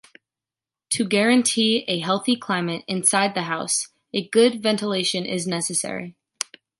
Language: English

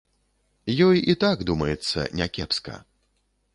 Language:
Belarusian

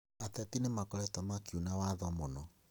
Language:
Kikuyu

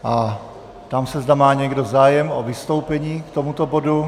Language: Czech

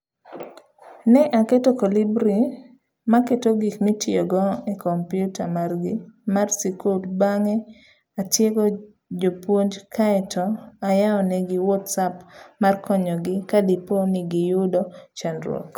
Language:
Luo (Kenya and Tanzania)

